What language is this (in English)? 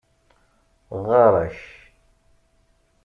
Kabyle